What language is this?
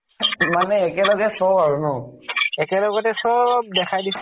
Assamese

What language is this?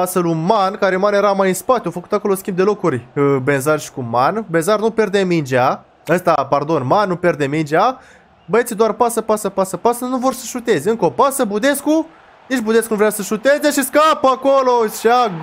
Romanian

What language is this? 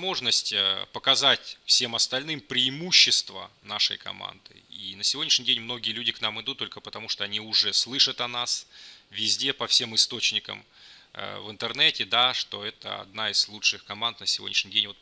Russian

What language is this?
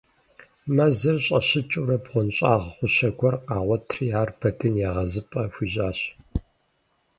Kabardian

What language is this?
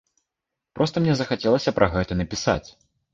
Belarusian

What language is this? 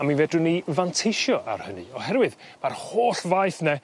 Welsh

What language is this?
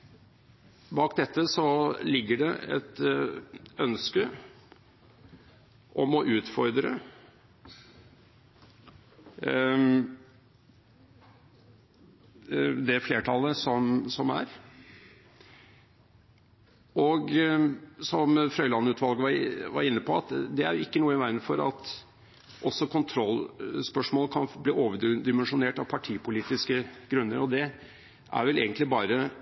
Norwegian Bokmål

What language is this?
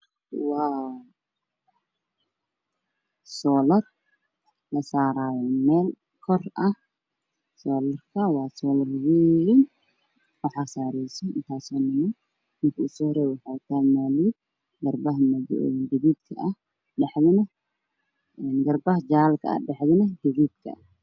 Somali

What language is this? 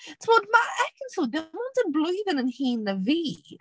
Welsh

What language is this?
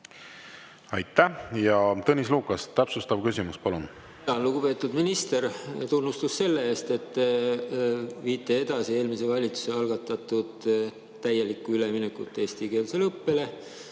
Estonian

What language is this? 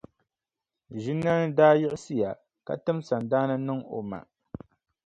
Dagbani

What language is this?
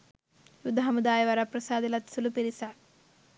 Sinhala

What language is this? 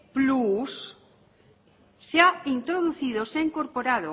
Spanish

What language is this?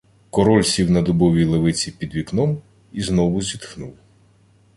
Ukrainian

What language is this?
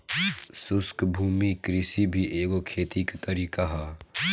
Bhojpuri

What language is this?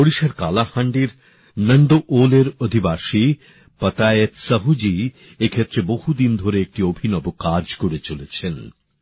Bangla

